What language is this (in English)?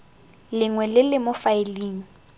Tswana